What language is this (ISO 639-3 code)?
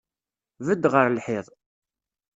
kab